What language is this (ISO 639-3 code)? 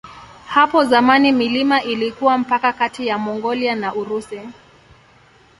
swa